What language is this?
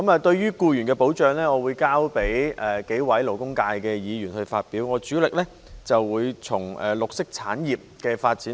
Cantonese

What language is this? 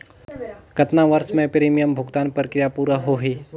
Chhattisgarhi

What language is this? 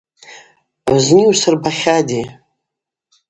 Abaza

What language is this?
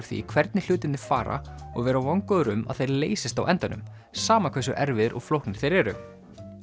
Icelandic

